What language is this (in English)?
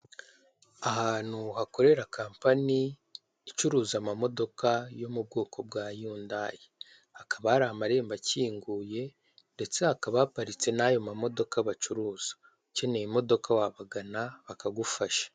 Kinyarwanda